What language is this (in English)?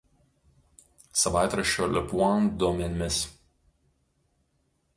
Lithuanian